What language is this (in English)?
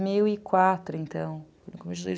Portuguese